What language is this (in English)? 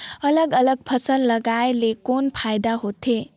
Chhattisgarhi